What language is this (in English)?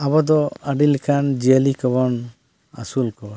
Santali